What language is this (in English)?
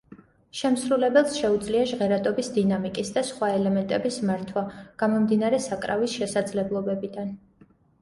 Georgian